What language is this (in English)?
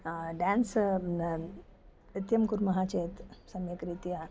Sanskrit